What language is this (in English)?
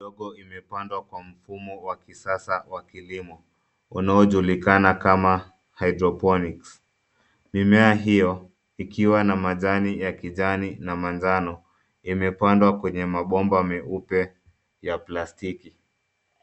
Swahili